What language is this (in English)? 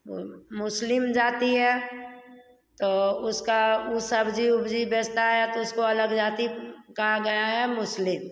Hindi